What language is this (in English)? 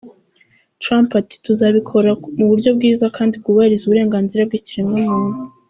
Kinyarwanda